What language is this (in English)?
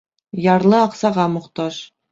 Bashkir